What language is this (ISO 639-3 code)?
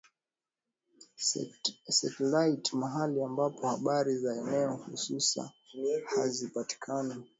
swa